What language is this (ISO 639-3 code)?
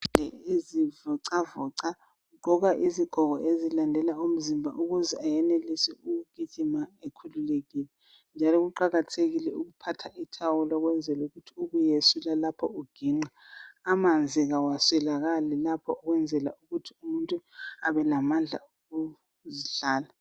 nde